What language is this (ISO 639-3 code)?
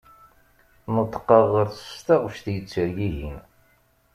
kab